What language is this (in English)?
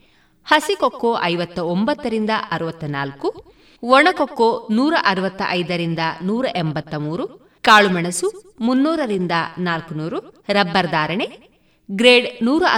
Kannada